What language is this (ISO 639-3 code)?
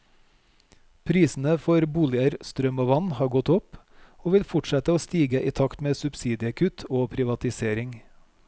nor